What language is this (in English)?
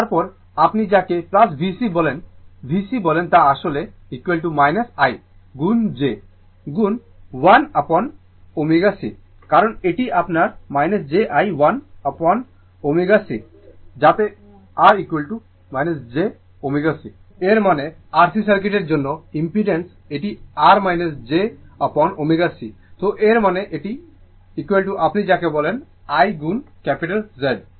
Bangla